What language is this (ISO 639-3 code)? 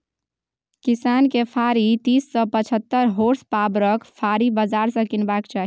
mai